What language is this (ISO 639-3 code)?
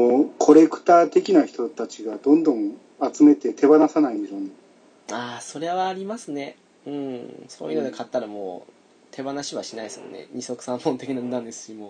jpn